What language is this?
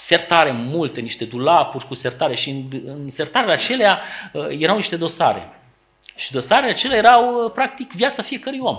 Romanian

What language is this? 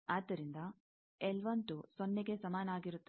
Kannada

